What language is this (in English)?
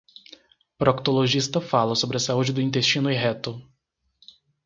Portuguese